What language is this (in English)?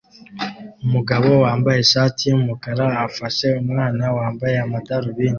Kinyarwanda